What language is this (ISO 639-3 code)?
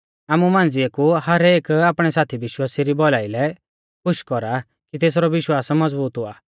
bfz